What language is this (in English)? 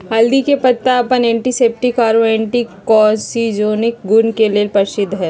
Magahi